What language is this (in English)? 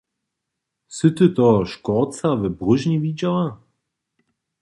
Upper Sorbian